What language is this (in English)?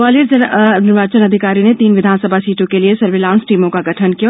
Hindi